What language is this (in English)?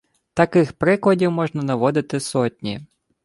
Ukrainian